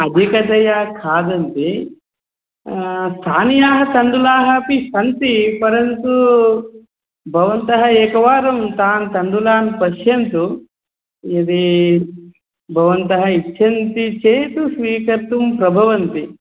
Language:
Sanskrit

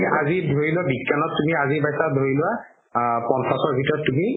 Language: Assamese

